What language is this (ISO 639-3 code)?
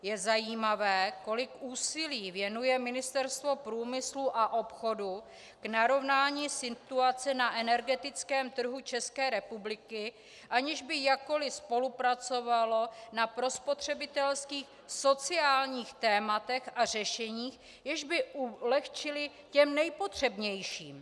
ces